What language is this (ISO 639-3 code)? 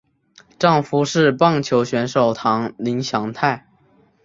zho